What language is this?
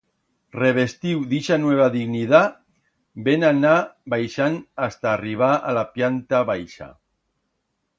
Aragonese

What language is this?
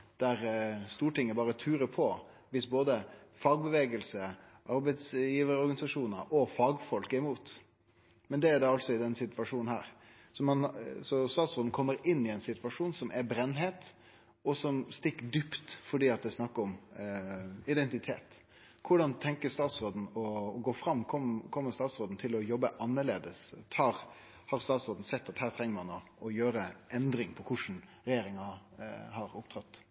Norwegian Nynorsk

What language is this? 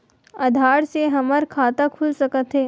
Chhattisgarhi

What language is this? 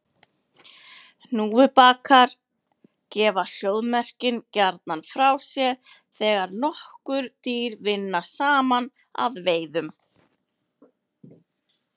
Icelandic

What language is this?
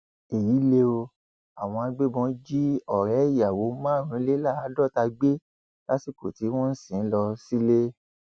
Yoruba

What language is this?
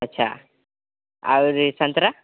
Maithili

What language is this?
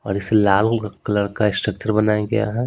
Hindi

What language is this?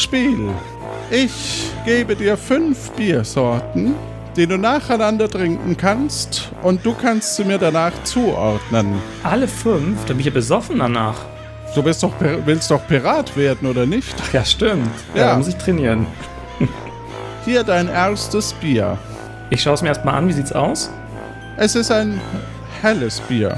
German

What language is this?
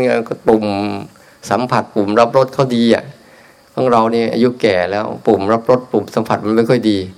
Thai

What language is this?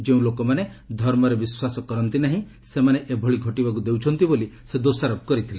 Odia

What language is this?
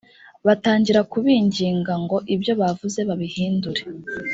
Kinyarwanda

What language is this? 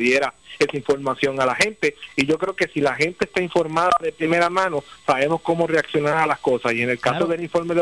Spanish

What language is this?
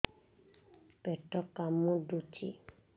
Odia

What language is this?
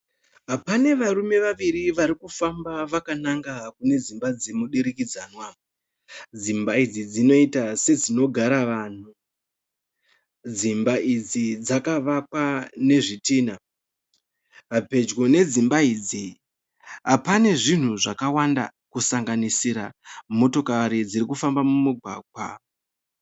Shona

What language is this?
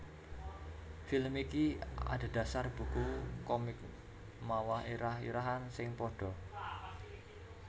Javanese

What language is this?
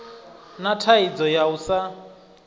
Venda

